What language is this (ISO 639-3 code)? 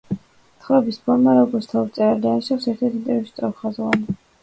kat